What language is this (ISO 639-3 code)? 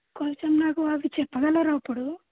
tel